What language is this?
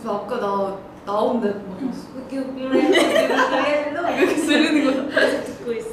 Korean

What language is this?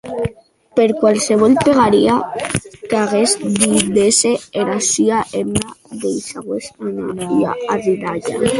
Occitan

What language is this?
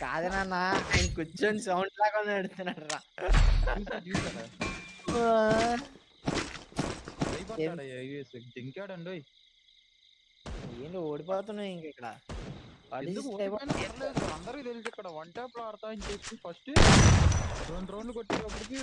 Telugu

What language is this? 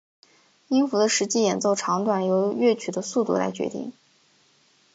Chinese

